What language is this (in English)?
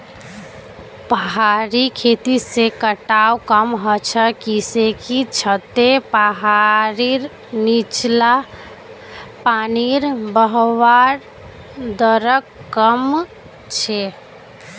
Magahi